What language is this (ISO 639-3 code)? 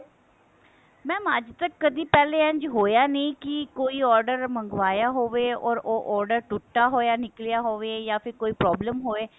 pan